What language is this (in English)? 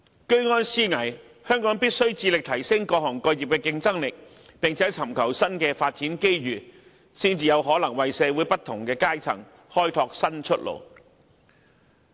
Cantonese